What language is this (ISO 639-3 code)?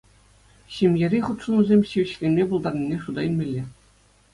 chv